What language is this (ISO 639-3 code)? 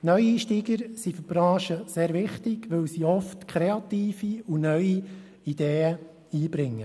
gsw